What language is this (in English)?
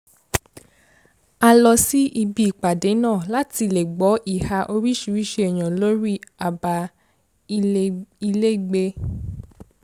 Yoruba